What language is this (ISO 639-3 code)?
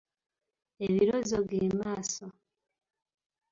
lug